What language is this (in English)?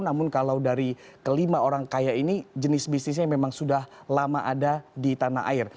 Indonesian